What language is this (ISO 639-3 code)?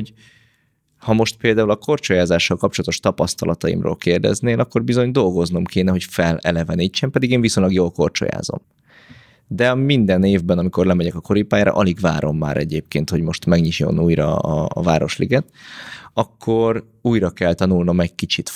hun